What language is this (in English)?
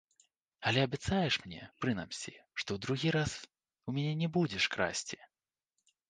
Belarusian